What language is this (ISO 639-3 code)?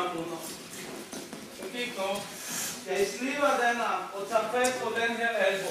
dan